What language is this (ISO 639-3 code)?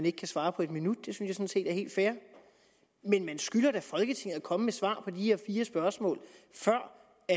dan